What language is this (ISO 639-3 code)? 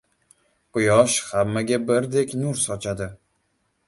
uzb